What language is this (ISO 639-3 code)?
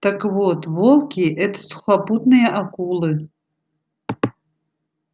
rus